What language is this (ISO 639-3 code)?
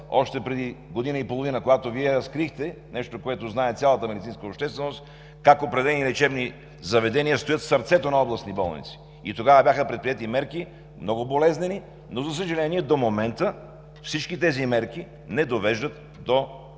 bul